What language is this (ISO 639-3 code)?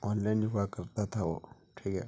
urd